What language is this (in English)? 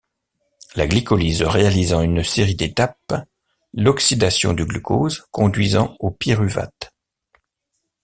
French